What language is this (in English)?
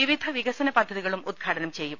Malayalam